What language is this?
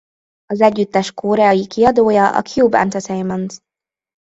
Hungarian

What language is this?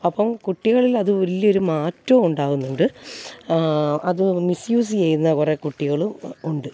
Malayalam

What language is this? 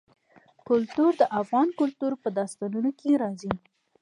Pashto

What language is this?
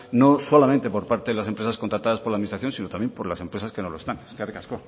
Spanish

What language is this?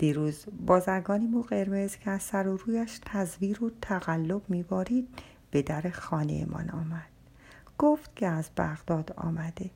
Persian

